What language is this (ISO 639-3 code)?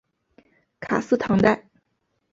zho